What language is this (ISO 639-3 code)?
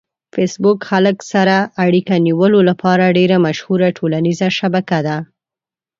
pus